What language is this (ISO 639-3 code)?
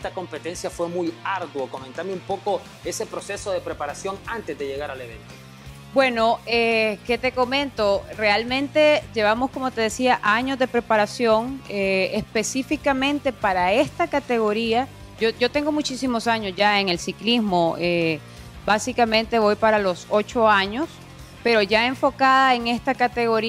spa